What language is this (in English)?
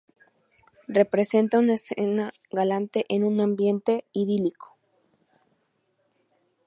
Spanish